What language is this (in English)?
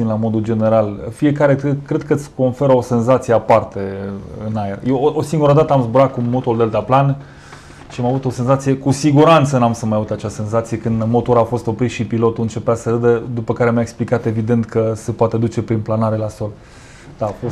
Romanian